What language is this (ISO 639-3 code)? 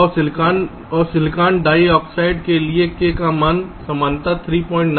hin